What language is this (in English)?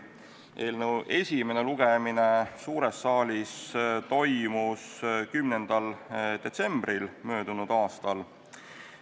Estonian